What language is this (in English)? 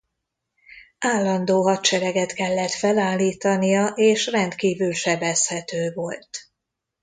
Hungarian